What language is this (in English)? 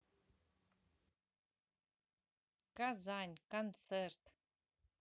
Russian